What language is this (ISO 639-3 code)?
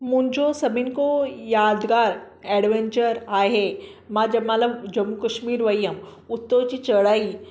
snd